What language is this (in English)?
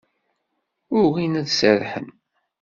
Kabyle